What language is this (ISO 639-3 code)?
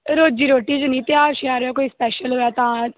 doi